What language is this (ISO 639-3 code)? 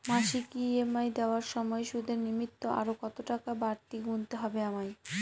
ben